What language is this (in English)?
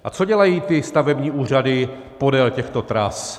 Czech